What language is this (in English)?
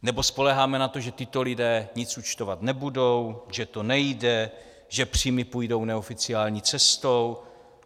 Czech